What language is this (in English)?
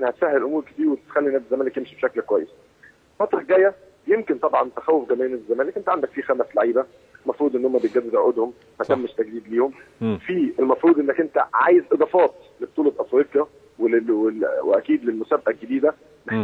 Arabic